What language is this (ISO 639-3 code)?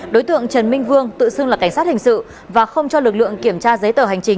vie